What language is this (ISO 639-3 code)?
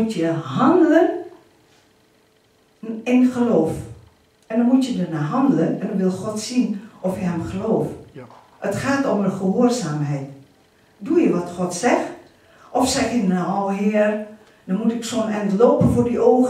nld